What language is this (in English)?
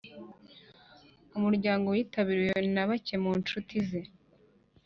Kinyarwanda